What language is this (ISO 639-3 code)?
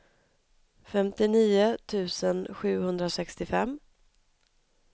swe